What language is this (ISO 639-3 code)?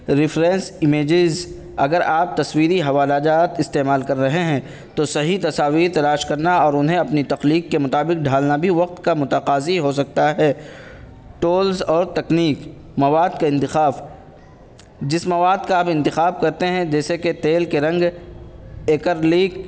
urd